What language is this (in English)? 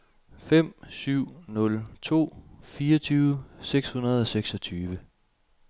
Danish